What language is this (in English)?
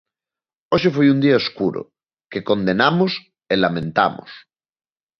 Galician